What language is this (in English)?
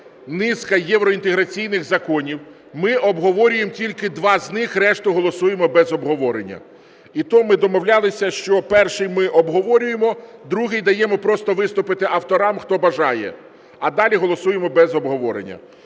Ukrainian